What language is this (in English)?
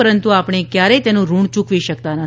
Gujarati